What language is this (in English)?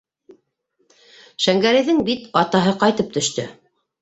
Bashkir